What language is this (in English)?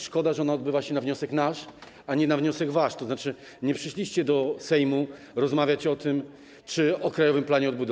Polish